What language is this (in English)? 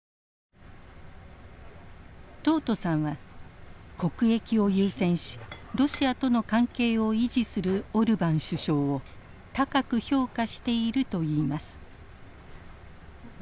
Japanese